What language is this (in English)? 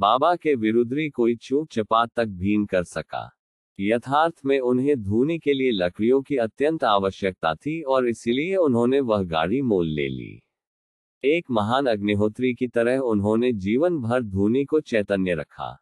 Hindi